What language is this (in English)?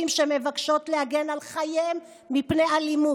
Hebrew